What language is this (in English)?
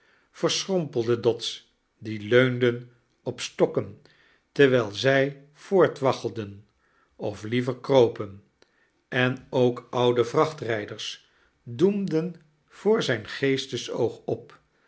Dutch